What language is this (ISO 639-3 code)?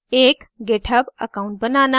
hin